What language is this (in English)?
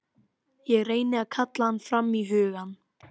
Icelandic